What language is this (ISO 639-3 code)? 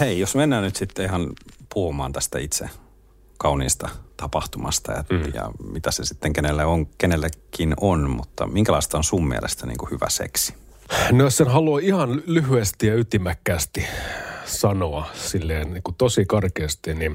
fin